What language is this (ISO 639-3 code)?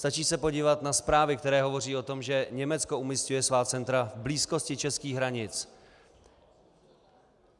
ces